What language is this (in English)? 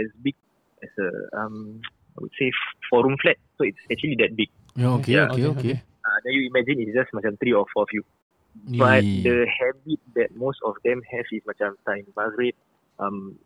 Malay